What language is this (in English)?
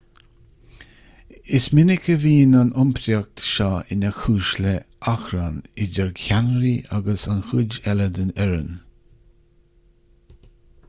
Irish